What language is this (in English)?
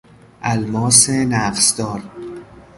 Persian